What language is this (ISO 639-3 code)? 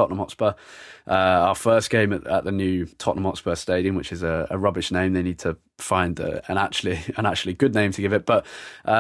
eng